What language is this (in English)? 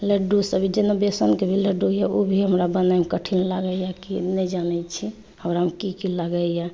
Maithili